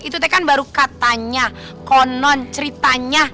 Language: Indonesian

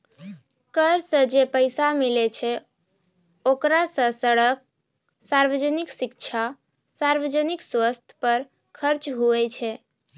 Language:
Maithili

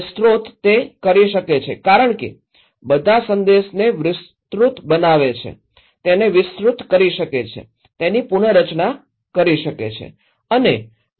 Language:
Gujarati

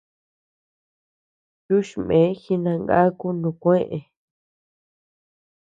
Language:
Tepeuxila Cuicatec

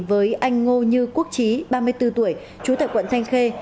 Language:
Vietnamese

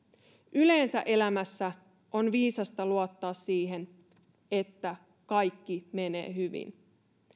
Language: Finnish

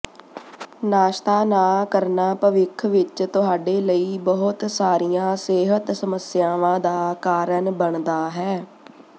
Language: Punjabi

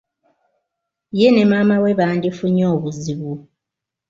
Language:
Ganda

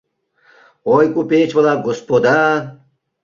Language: Mari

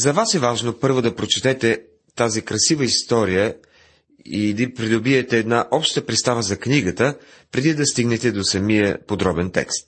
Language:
Bulgarian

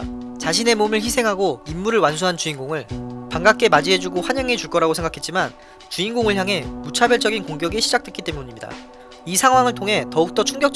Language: Korean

